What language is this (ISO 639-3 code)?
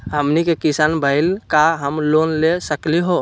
mag